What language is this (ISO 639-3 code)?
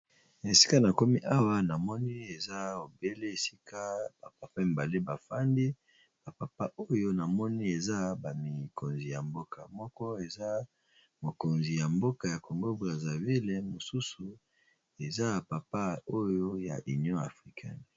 lin